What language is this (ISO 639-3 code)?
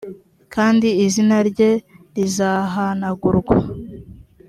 kin